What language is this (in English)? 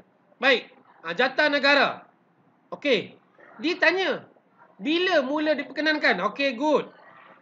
Malay